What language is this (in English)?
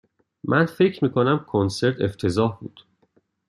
Persian